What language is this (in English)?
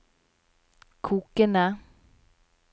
Norwegian